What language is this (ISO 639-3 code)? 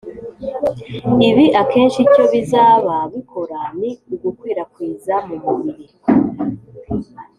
kin